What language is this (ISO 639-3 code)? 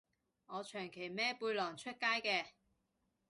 yue